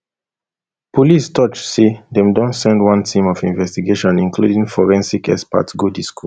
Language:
Nigerian Pidgin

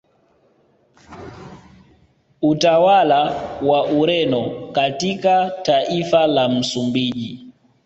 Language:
Swahili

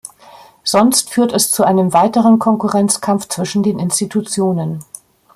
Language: German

